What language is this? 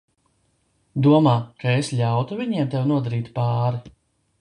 Latvian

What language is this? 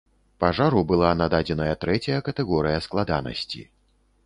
Belarusian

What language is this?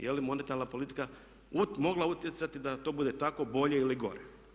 Croatian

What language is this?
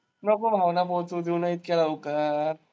Marathi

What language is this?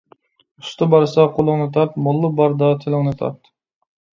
Uyghur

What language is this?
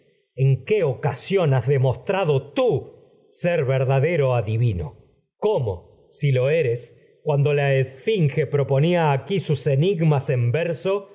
Spanish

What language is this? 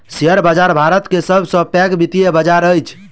Maithili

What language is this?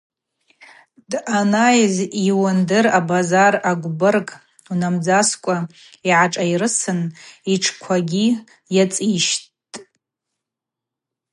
Abaza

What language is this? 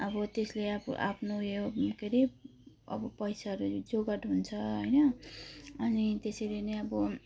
Nepali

